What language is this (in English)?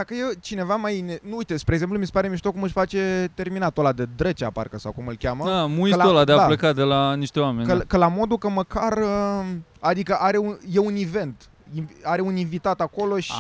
Romanian